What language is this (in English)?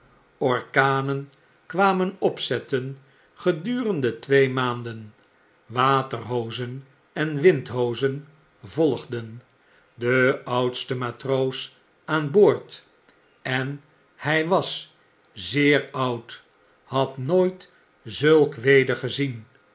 Dutch